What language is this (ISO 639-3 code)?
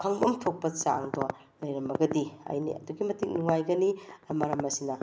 mni